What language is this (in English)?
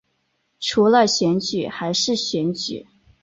Chinese